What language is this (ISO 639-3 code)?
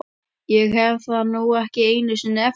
isl